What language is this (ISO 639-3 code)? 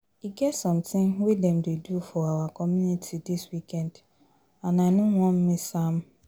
pcm